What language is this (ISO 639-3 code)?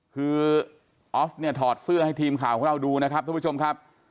tha